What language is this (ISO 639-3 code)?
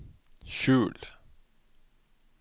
nor